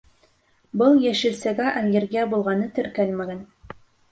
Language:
Bashkir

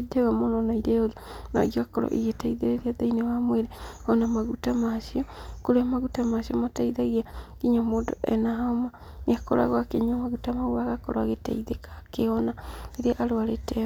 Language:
Kikuyu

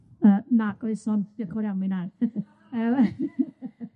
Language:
Welsh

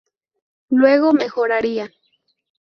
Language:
Spanish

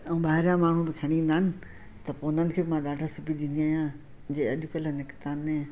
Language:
Sindhi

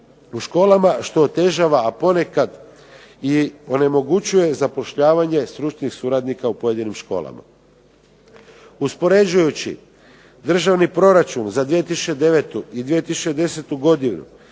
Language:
Croatian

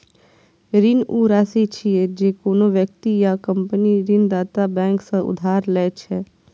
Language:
Maithili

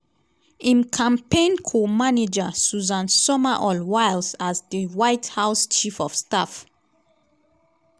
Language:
Nigerian Pidgin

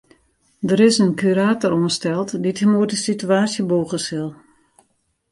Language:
Western Frisian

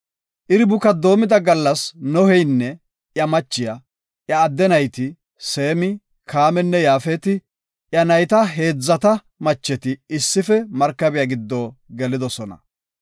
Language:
Gofa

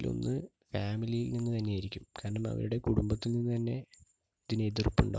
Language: Malayalam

